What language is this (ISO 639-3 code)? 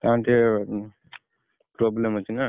ori